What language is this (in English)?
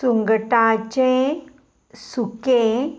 Konkani